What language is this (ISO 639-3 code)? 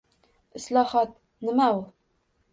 uzb